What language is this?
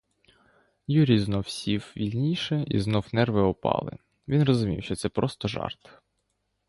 Ukrainian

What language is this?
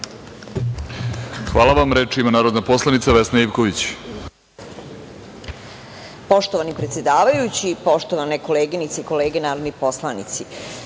Serbian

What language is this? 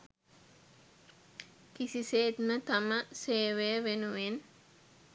Sinhala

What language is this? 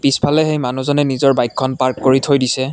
Assamese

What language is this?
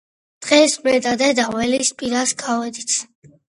Georgian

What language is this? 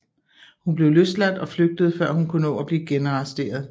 Danish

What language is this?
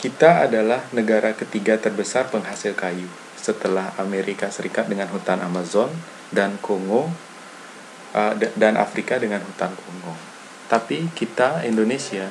Indonesian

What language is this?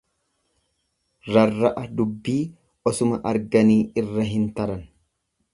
Oromo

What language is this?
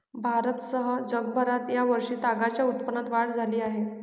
Marathi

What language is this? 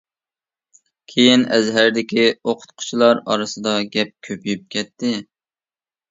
Uyghur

